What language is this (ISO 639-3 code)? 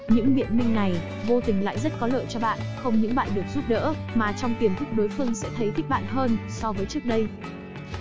vie